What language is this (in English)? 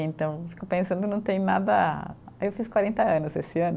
Portuguese